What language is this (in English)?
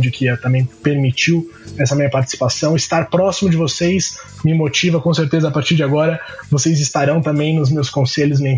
Portuguese